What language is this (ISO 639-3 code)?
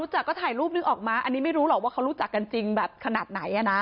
tha